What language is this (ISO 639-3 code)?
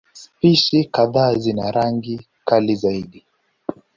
swa